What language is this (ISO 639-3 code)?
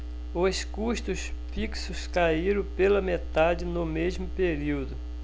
por